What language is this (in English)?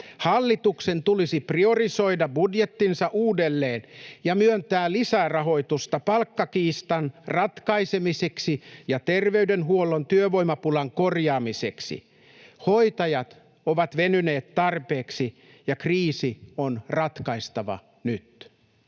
Finnish